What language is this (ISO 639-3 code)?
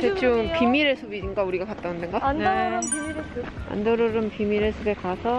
kor